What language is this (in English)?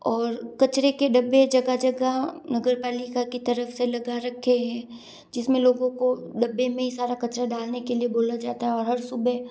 Hindi